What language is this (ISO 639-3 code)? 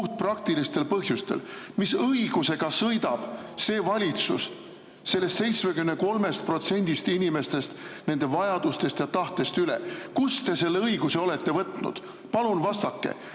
est